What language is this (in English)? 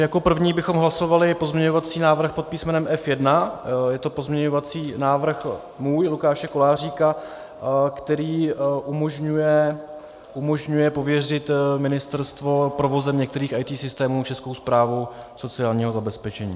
Czech